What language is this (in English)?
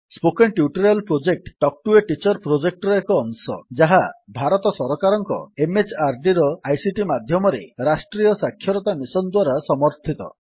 Odia